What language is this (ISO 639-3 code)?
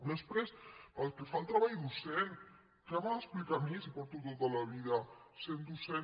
cat